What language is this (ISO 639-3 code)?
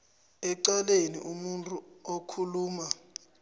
nbl